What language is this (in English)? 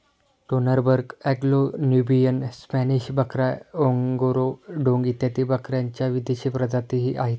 Marathi